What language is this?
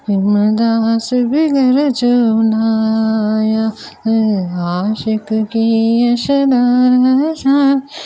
Sindhi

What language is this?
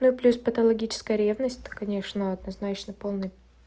Russian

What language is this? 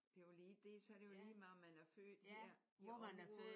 Danish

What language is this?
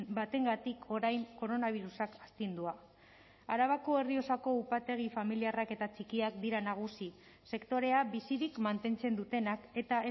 Basque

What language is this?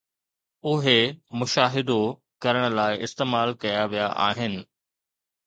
Sindhi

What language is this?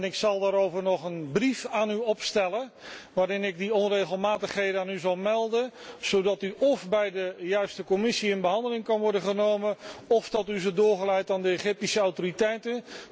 Dutch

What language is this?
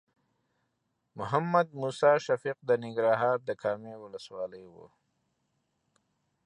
Pashto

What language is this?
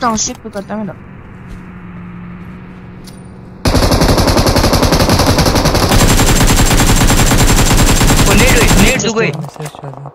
Romanian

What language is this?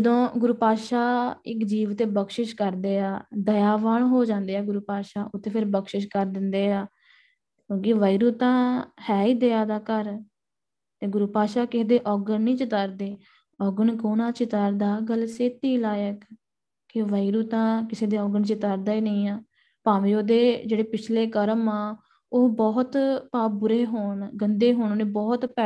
Punjabi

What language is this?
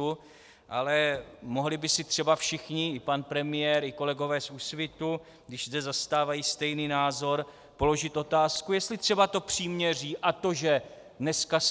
Czech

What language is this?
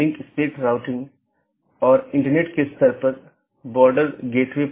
Hindi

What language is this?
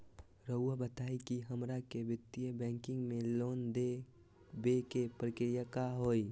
Magahi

